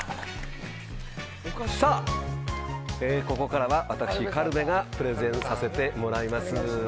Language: Japanese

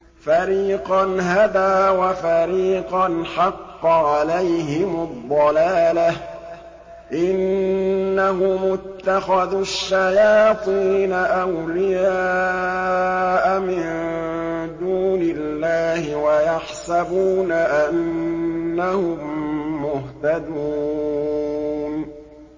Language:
Arabic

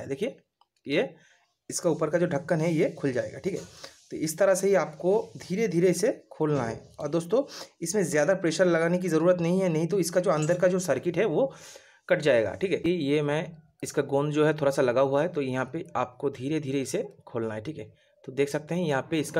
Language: Hindi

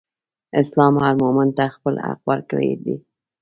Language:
Pashto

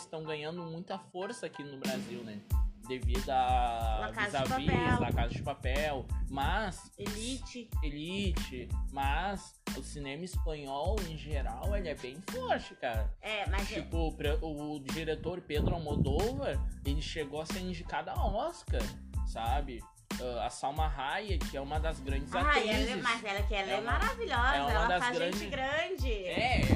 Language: Portuguese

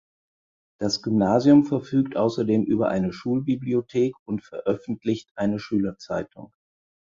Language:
German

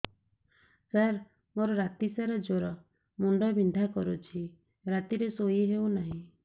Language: Odia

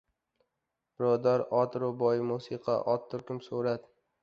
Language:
Uzbek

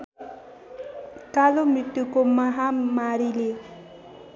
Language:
Nepali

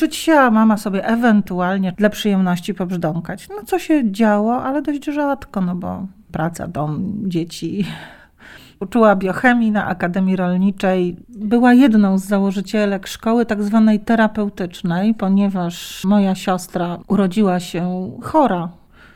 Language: Polish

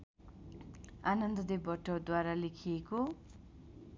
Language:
Nepali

